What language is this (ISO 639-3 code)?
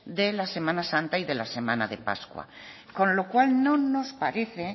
spa